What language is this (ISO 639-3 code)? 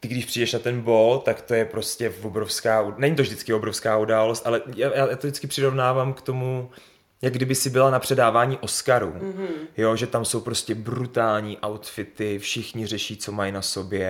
ces